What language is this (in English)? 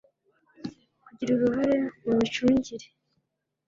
Kinyarwanda